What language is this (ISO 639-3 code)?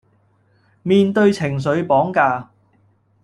yue